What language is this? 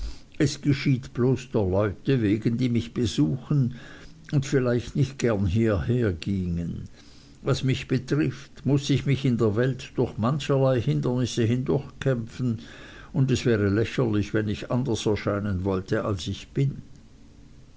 German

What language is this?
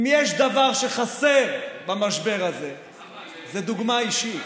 Hebrew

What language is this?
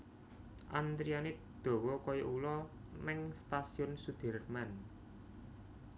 Javanese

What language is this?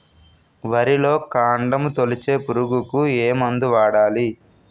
Telugu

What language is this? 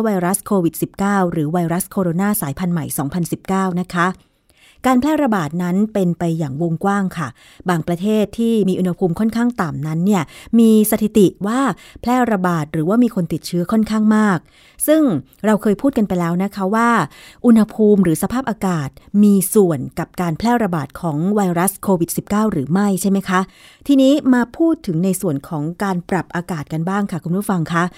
Thai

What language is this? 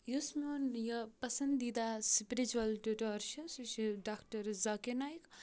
Kashmiri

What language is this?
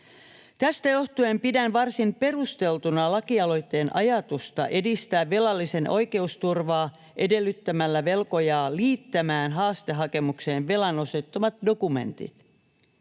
Finnish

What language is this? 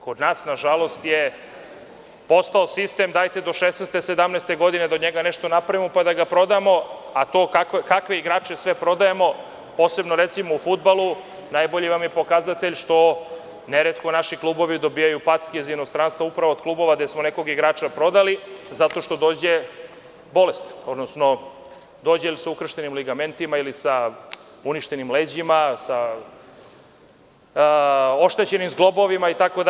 Serbian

